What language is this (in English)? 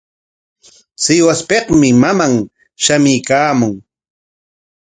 Corongo Ancash Quechua